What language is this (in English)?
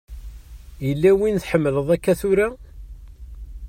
Kabyle